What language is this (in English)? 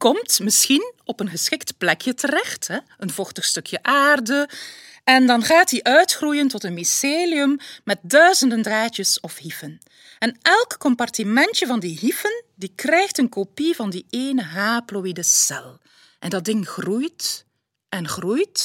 Dutch